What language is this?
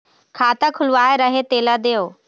Chhattisgarhi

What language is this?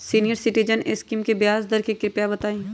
Magahi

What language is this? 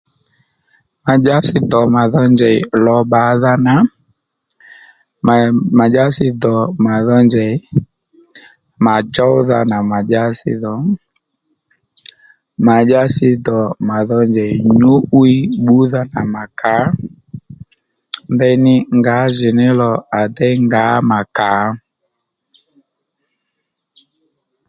Lendu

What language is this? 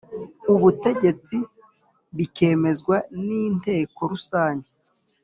Kinyarwanda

